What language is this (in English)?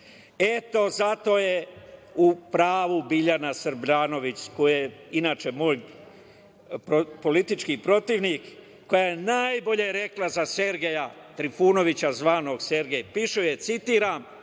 Serbian